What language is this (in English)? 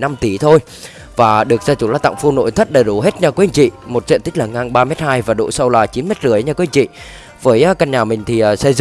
Vietnamese